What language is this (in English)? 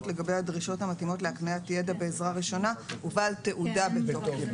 Hebrew